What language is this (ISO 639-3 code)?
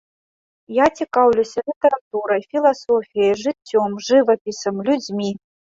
bel